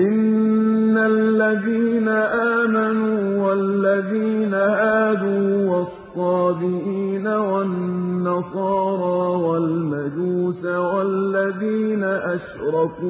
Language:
Arabic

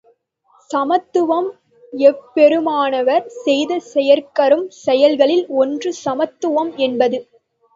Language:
Tamil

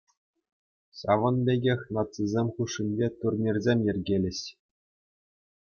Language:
Chuvash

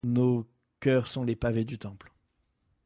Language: French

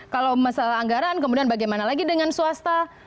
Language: Indonesian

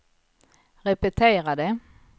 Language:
Swedish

